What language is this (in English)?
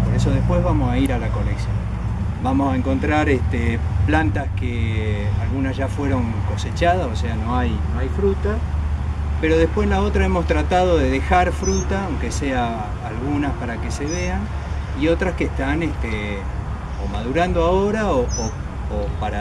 Spanish